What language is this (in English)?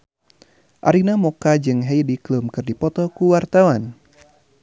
Sundanese